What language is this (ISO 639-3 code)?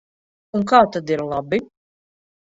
lav